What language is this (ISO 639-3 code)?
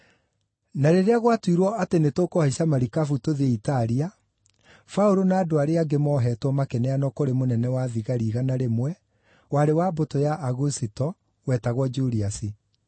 kik